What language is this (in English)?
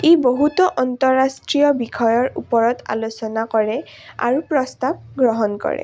Assamese